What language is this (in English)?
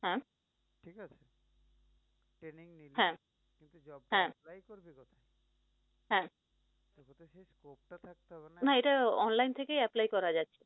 Bangla